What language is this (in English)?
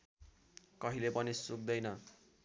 Nepali